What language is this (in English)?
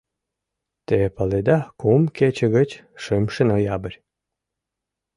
Mari